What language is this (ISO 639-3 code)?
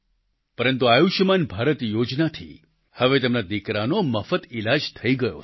guj